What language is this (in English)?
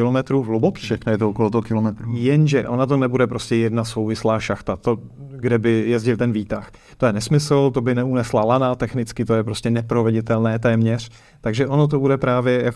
Czech